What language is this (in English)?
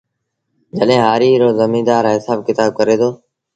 Sindhi Bhil